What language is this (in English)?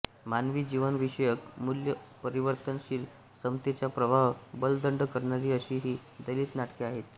Marathi